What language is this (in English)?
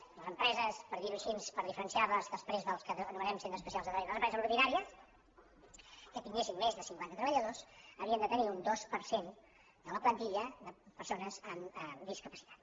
Catalan